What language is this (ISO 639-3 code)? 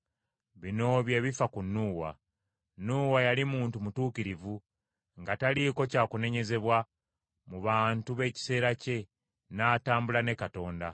lug